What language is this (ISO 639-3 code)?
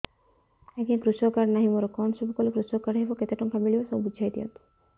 ori